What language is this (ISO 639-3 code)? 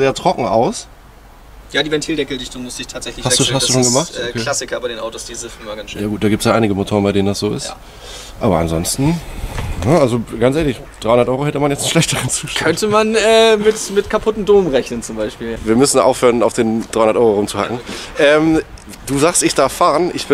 deu